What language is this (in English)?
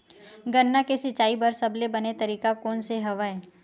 Chhattisgarhi